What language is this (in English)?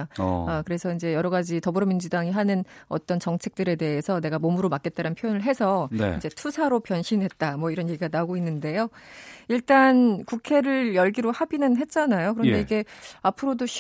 Korean